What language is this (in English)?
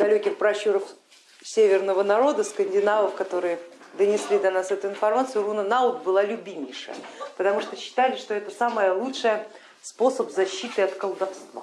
Russian